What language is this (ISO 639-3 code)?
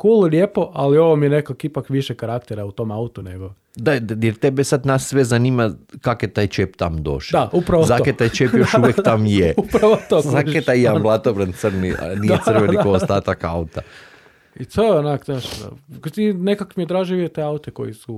hrv